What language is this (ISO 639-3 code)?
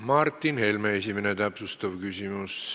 est